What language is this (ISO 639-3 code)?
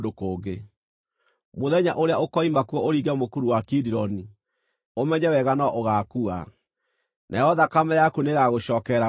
kik